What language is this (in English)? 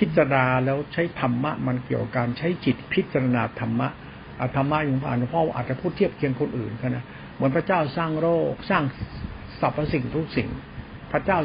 Thai